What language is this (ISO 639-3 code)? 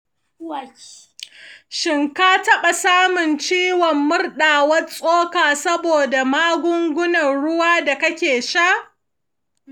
hau